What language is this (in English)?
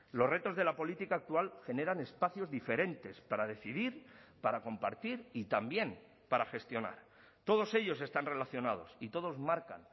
Spanish